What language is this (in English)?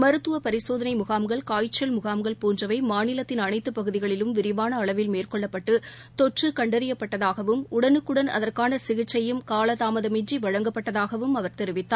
Tamil